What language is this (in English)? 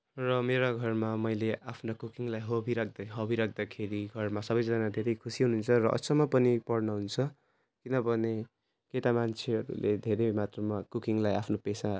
Nepali